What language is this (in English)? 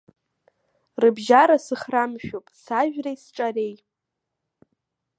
Abkhazian